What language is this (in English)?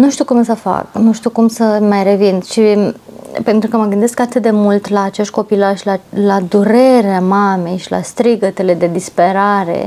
Romanian